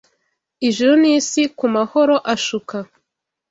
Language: Kinyarwanda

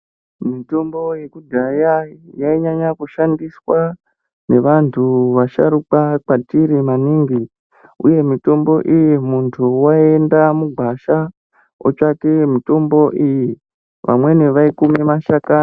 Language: Ndau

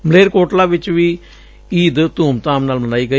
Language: Punjabi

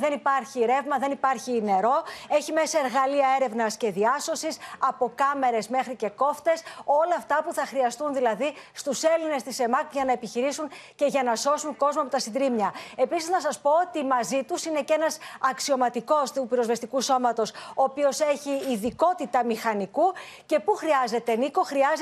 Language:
Greek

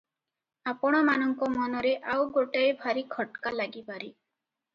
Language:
Odia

